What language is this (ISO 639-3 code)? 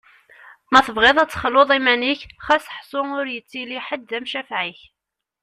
kab